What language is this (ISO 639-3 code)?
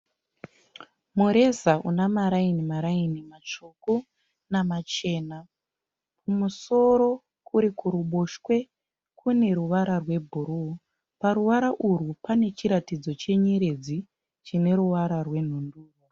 sna